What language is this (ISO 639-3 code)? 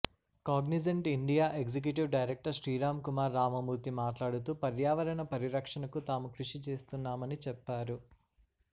tel